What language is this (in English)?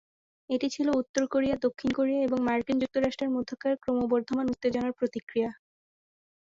Bangla